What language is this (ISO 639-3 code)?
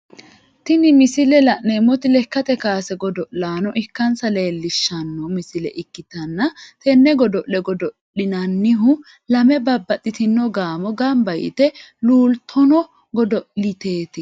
sid